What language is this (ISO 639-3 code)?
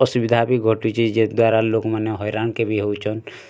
ori